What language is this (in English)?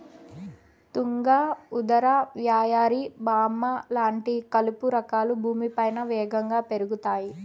Telugu